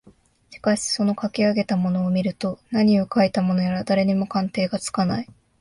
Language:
Japanese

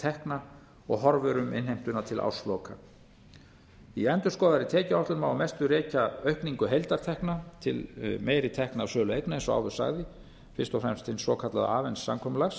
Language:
Icelandic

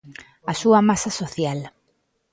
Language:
Galician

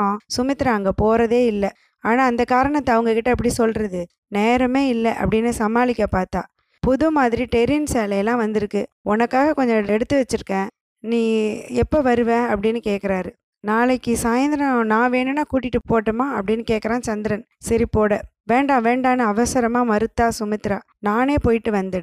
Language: Tamil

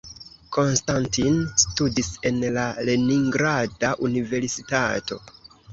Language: Esperanto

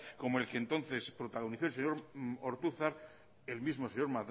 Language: Spanish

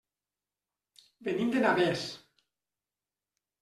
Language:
Catalan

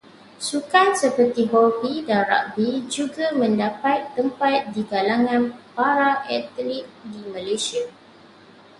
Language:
Malay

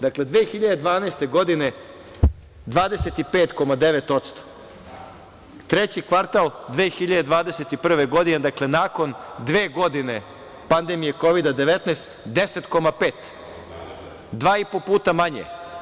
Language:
Serbian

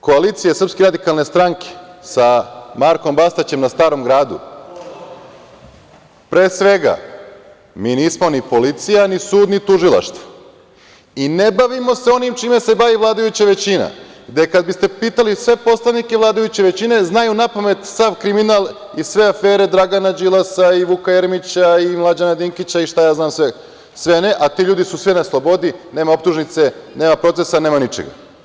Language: Serbian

